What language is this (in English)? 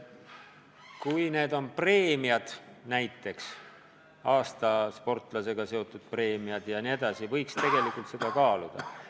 Estonian